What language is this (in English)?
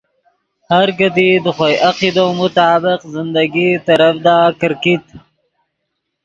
Yidgha